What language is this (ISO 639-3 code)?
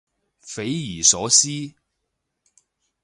yue